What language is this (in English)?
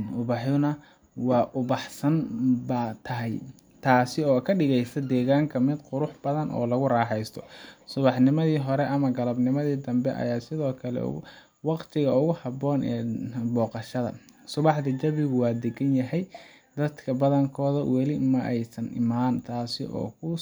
Somali